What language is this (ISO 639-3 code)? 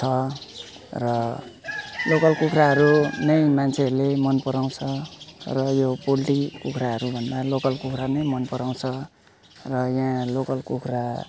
nep